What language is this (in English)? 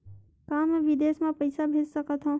Chhattisgarhi